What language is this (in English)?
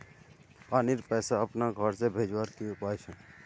Magahi